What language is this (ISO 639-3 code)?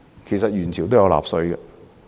yue